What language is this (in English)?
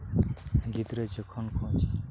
Santali